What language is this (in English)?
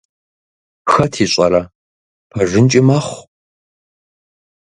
Kabardian